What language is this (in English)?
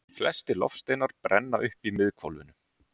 Icelandic